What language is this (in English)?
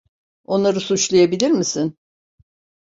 Turkish